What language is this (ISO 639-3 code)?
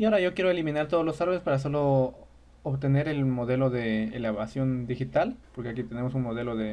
spa